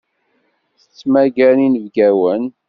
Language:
Kabyle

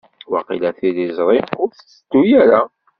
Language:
Kabyle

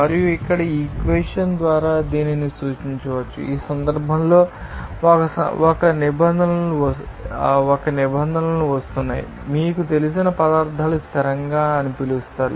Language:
Telugu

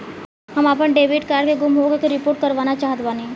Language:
Bhojpuri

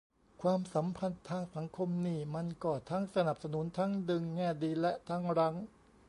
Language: Thai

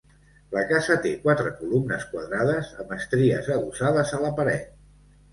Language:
Catalan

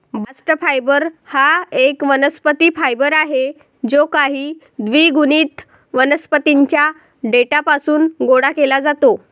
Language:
Marathi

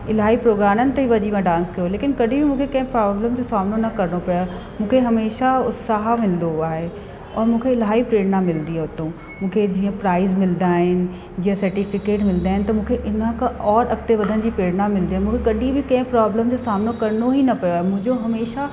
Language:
Sindhi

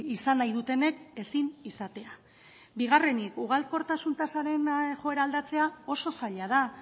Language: Basque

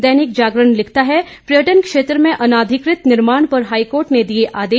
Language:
Hindi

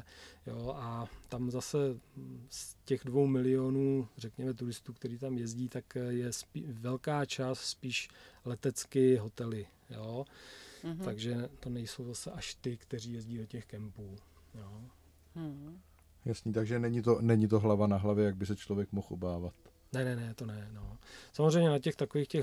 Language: Czech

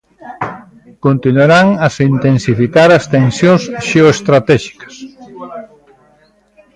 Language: Galician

